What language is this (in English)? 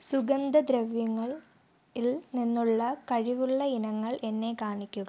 Malayalam